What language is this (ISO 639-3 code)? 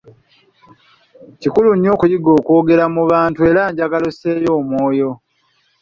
lug